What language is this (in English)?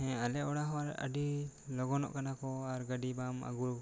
Santali